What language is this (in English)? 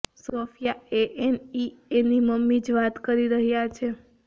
Gujarati